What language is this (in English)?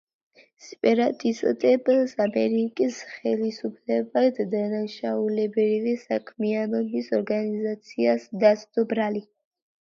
Georgian